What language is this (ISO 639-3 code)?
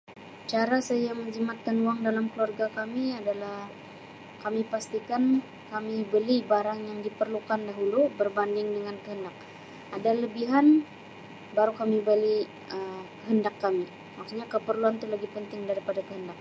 msi